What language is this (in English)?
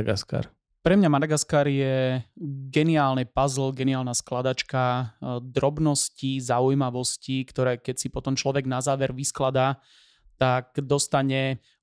Slovak